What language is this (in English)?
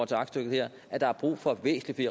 Danish